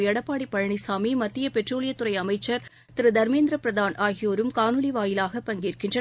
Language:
Tamil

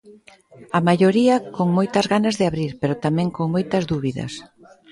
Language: Galician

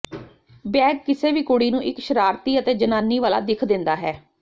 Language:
Punjabi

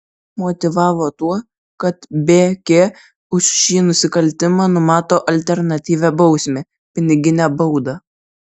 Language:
Lithuanian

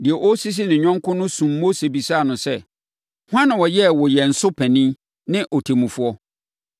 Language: Akan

